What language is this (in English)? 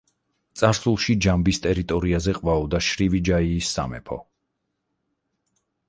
Georgian